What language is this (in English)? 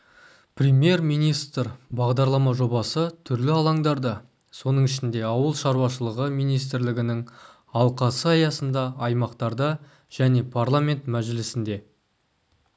Kazakh